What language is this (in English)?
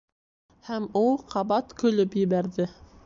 Bashkir